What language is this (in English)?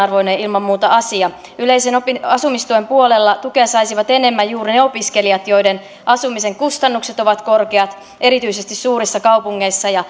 Finnish